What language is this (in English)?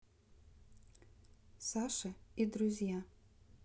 Russian